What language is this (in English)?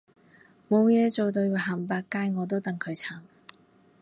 Cantonese